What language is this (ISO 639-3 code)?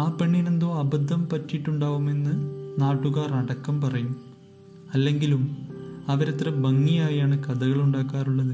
mal